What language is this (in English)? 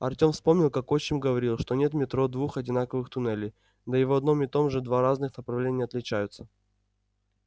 Russian